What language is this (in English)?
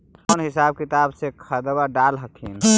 Magahi